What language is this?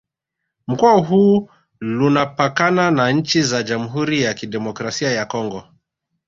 Swahili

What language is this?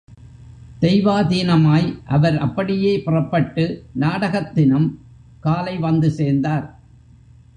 Tamil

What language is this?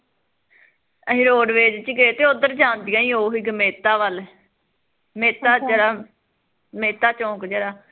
Punjabi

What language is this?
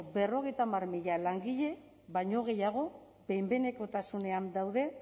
Basque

